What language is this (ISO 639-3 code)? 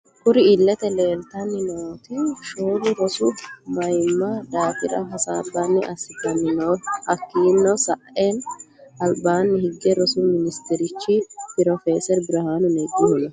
sid